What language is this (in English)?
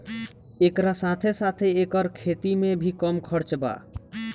Bhojpuri